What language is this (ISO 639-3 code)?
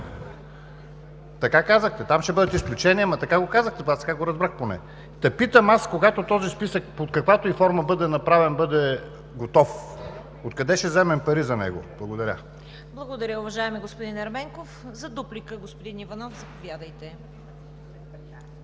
bul